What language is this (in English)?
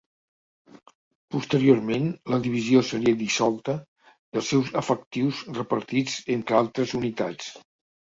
Catalan